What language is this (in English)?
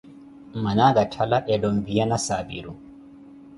Koti